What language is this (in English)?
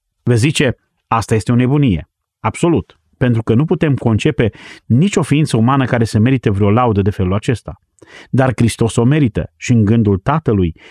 Romanian